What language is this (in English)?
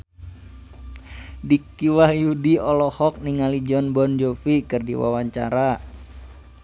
Sundanese